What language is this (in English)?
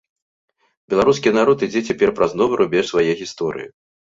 Belarusian